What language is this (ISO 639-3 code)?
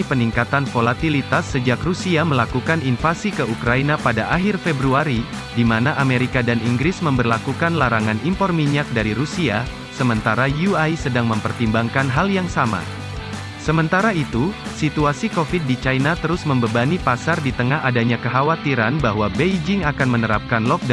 ind